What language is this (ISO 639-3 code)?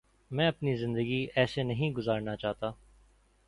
urd